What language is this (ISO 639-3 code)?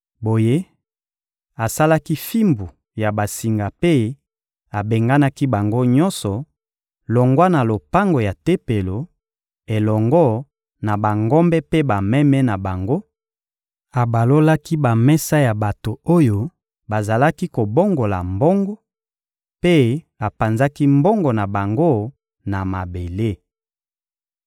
lin